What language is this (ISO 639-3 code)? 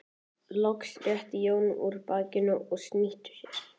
isl